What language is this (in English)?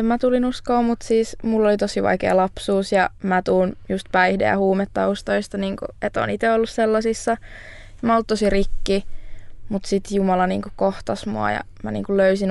Finnish